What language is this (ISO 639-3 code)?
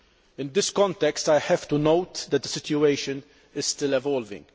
eng